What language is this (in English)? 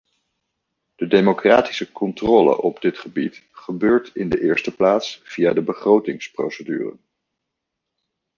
Dutch